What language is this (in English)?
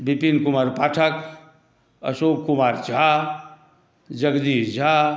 Maithili